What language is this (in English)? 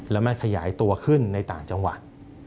Thai